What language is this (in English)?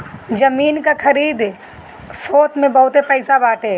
Bhojpuri